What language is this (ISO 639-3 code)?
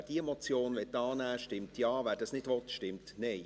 gsw